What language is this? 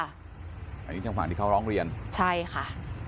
Thai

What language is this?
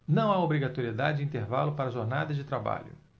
Portuguese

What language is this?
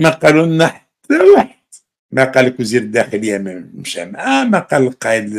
Arabic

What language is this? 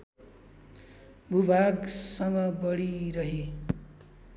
Nepali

